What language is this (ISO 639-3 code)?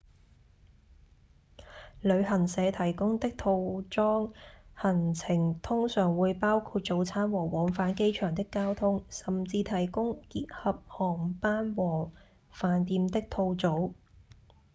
yue